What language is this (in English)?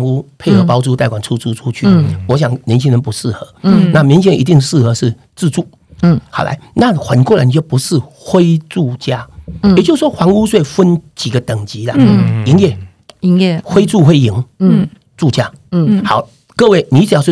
Chinese